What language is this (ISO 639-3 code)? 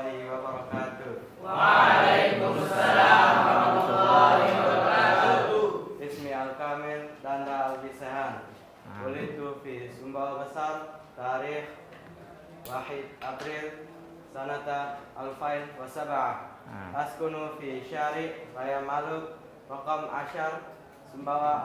ind